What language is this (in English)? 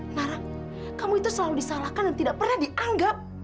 Indonesian